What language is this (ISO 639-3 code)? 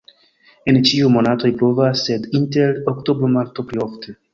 epo